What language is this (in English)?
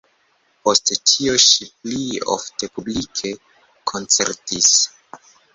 Esperanto